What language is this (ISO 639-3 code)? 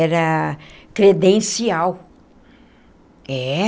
por